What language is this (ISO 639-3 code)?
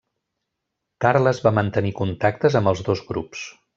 cat